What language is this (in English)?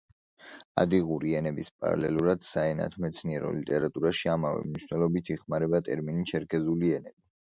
Georgian